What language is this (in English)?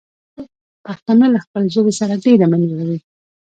Pashto